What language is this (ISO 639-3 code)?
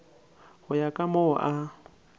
nso